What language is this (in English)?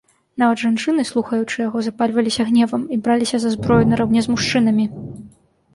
Belarusian